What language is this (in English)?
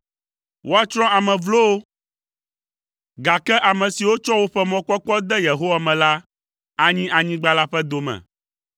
Ewe